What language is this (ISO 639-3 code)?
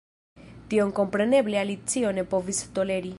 epo